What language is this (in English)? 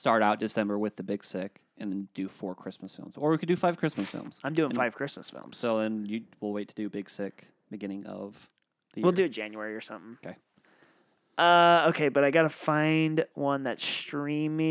English